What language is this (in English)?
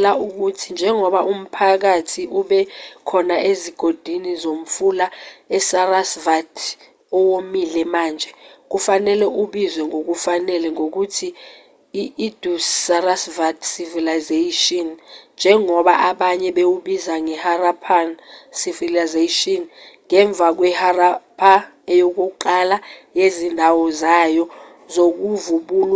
Zulu